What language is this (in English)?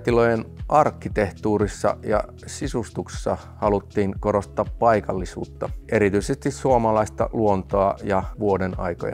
Finnish